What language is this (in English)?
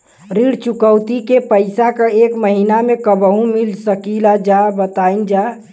Bhojpuri